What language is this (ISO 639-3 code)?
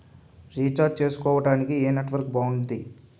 tel